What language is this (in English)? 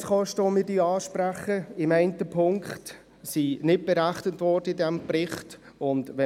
Swiss German